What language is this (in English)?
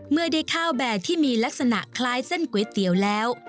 Thai